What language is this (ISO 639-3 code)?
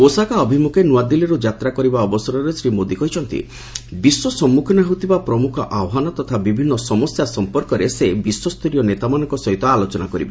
ori